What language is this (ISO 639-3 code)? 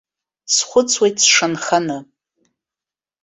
abk